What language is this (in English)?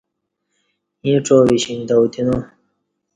Kati